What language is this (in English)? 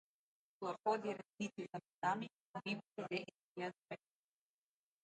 Slovenian